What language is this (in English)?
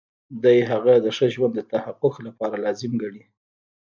Pashto